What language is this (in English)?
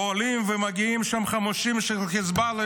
Hebrew